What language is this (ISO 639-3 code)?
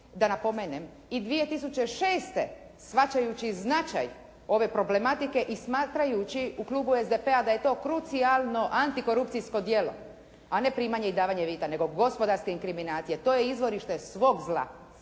hrv